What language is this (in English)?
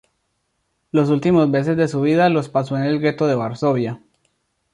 Spanish